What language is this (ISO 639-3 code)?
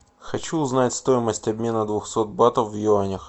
rus